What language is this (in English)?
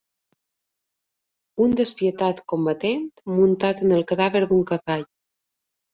Catalan